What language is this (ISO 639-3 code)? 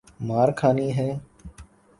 urd